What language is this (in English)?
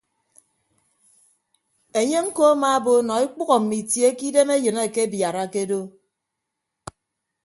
Ibibio